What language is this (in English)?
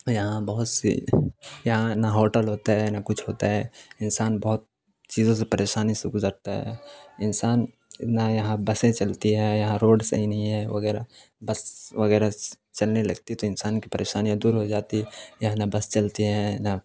Urdu